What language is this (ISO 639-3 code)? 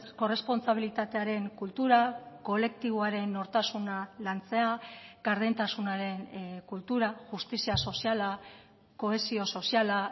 eus